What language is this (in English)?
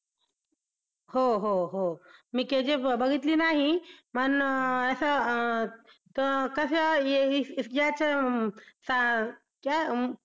Marathi